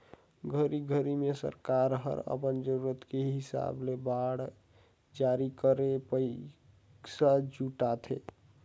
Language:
Chhattisgarhi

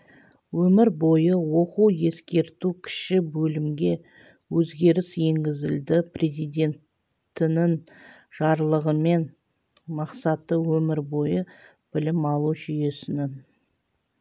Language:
Kazakh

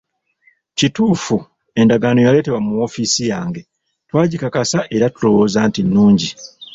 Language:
Ganda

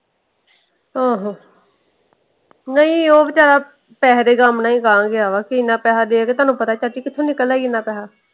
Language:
Punjabi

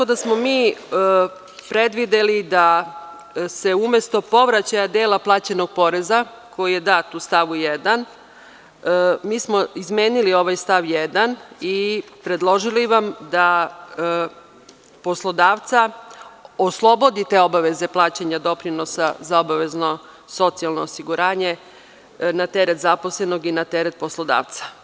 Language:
Serbian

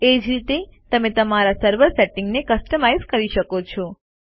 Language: Gujarati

